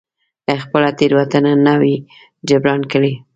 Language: Pashto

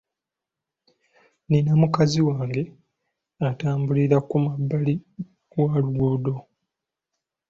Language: Ganda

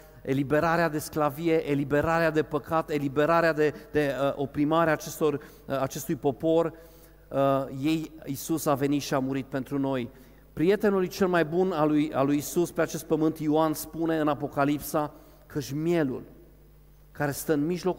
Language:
Romanian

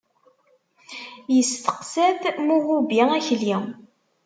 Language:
Kabyle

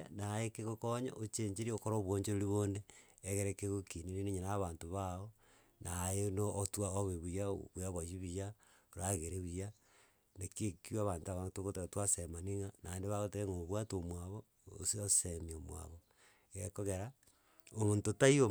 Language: Gusii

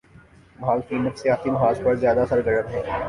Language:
Urdu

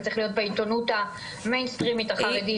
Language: Hebrew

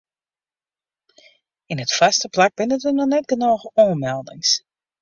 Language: Western Frisian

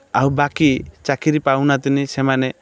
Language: Odia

